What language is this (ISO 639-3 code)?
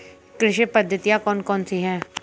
hin